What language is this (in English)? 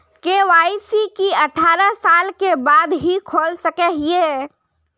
Magahi